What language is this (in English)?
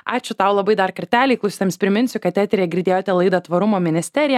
Lithuanian